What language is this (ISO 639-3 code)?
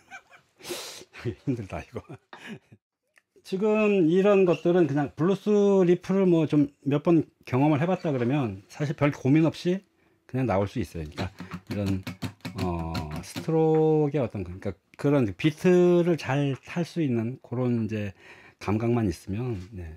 kor